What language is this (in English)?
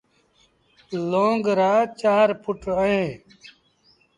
Sindhi Bhil